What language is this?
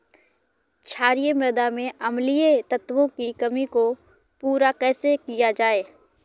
Hindi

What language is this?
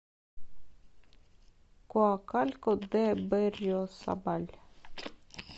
Russian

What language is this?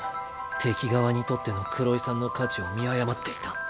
Japanese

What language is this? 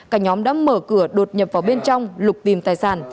Vietnamese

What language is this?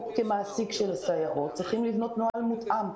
Hebrew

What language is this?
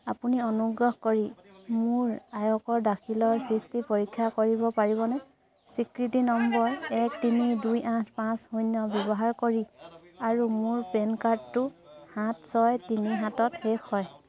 Assamese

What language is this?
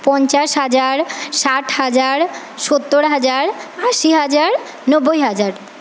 Bangla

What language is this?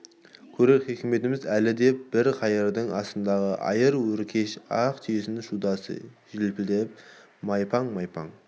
Kazakh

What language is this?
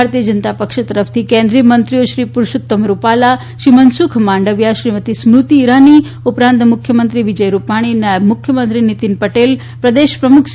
Gujarati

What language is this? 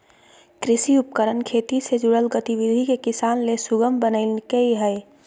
Magahi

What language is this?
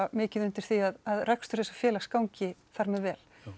Icelandic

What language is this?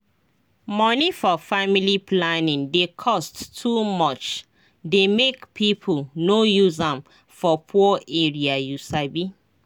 Nigerian Pidgin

